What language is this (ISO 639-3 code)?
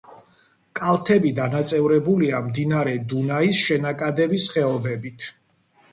kat